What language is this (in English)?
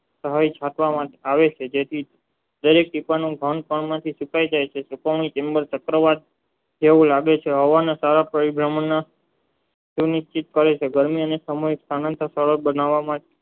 Gujarati